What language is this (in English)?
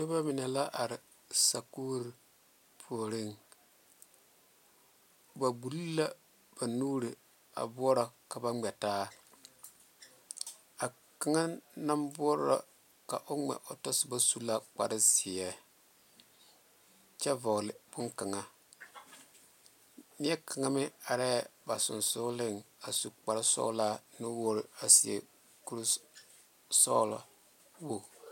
Southern Dagaare